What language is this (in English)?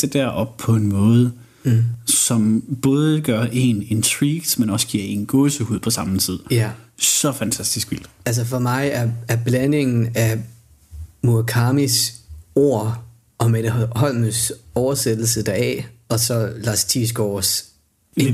Danish